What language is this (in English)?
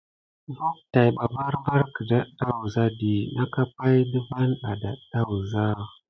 Gidar